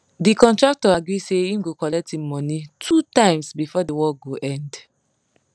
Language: Nigerian Pidgin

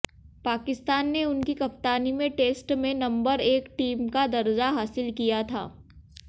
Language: Hindi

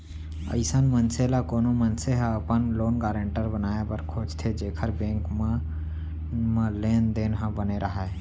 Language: Chhattisgarhi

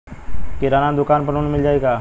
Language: Bhojpuri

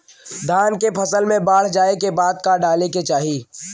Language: Bhojpuri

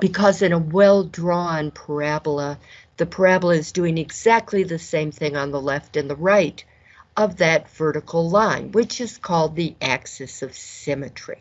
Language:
English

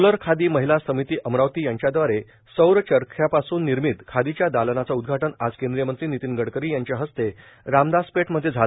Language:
Marathi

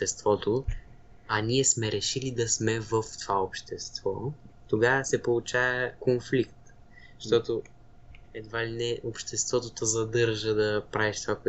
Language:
Bulgarian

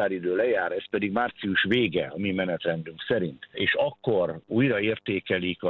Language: Hungarian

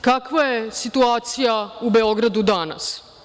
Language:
Serbian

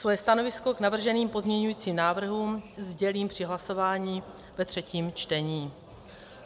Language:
Czech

